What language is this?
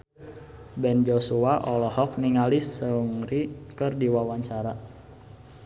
Sundanese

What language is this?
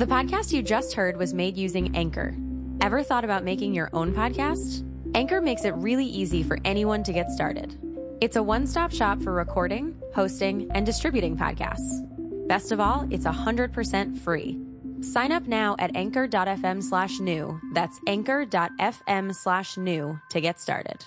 Italian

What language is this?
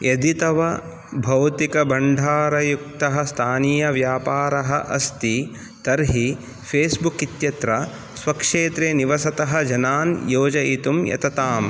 Sanskrit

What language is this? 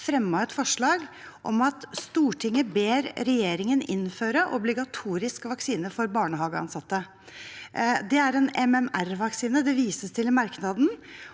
Norwegian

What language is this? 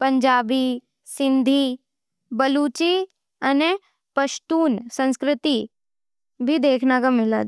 Nimadi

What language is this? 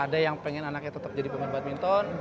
Indonesian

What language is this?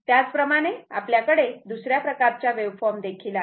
Marathi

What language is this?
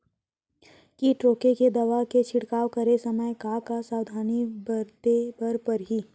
Chhattisgarhi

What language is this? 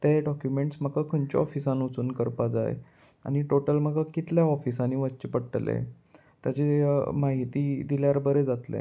Konkani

